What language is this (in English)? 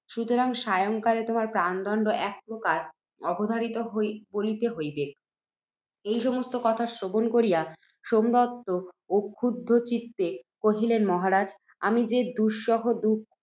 Bangla